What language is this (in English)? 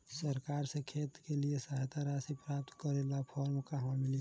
Bhojpuri